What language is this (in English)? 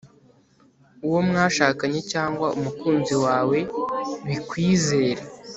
Kinyarwanda